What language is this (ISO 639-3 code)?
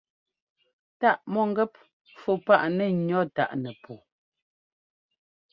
jgo